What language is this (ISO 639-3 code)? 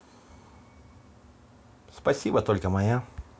rus